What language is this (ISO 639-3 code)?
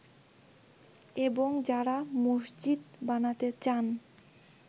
ben